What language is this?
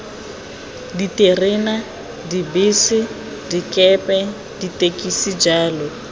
Tswana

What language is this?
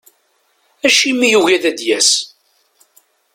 Kabyle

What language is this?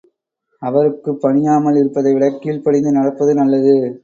Tamil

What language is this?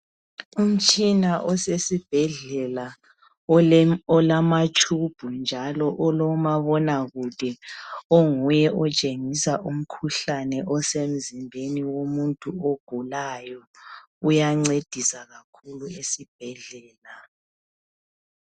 North Ndebele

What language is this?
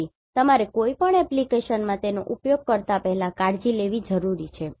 Gujarati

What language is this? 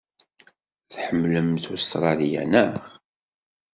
Kabyle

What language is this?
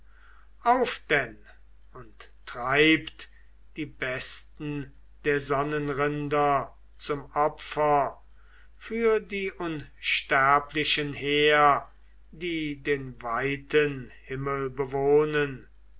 German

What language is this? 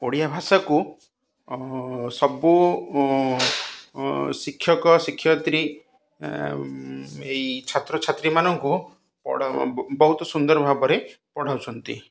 Odia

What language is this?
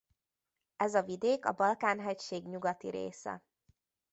Hungarian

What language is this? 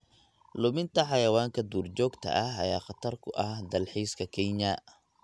Somali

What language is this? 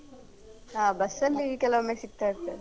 Kannada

